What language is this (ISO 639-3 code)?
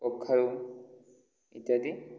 ori